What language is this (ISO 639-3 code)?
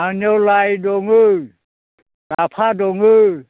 brx